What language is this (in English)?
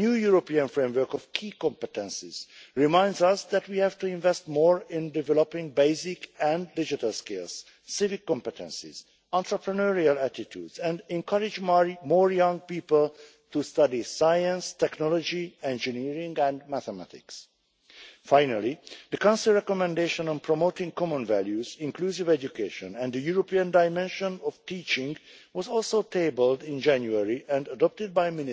English